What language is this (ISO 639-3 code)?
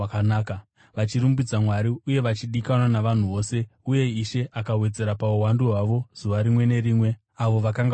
sna